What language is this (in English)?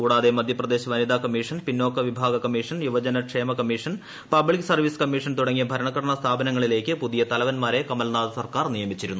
Malayalam